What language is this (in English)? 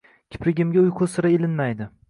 Uzbek